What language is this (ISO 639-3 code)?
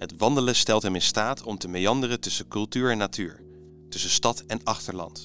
nld